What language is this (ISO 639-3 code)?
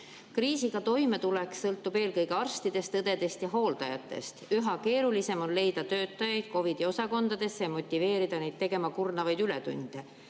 est